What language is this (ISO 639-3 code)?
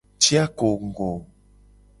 gej